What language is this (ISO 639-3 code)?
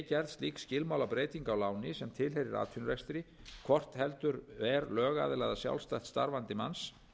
isl